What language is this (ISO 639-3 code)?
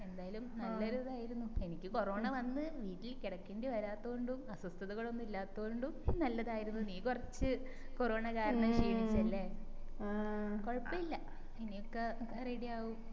mal